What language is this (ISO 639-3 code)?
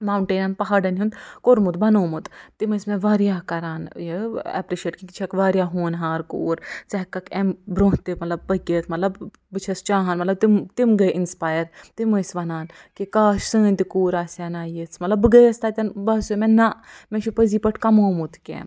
kas